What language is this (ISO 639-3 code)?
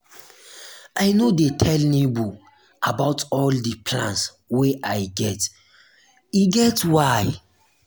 pcm